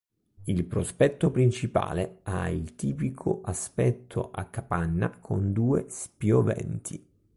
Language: Italian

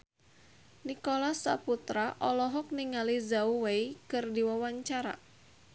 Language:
Sundanese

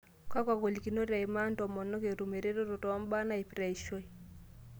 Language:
Masai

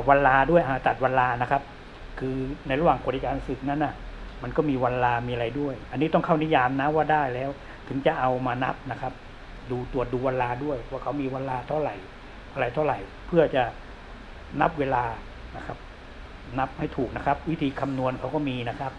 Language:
Thai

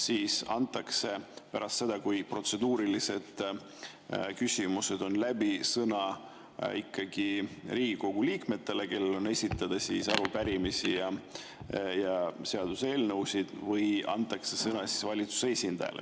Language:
Estonian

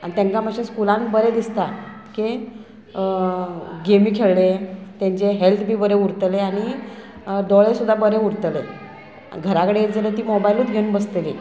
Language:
Konkani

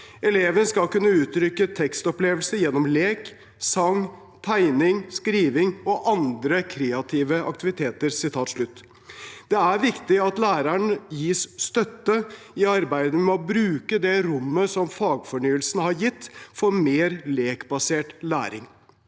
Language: Norwegian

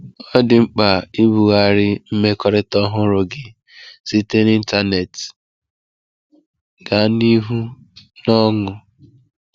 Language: Igbo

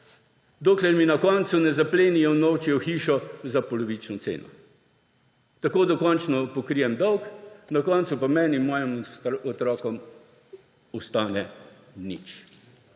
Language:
Slovenian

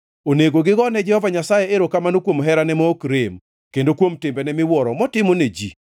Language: Luo (Kenya and Tanzania)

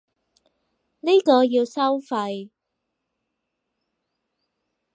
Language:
Cantonese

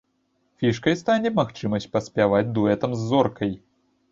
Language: Belarusian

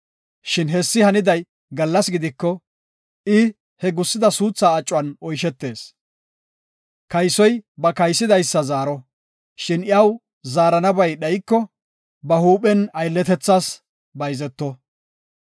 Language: Gofa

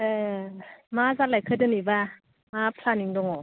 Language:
Bodo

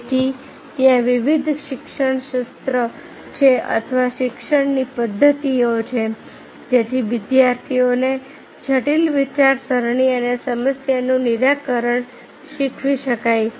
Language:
Gujarati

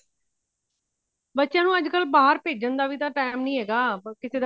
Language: Punjabi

